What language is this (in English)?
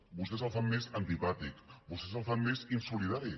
Catalan